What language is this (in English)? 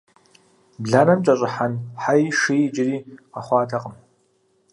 Kabardian